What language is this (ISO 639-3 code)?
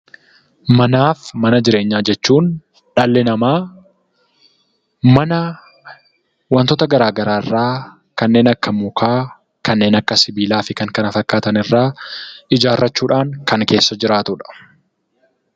orm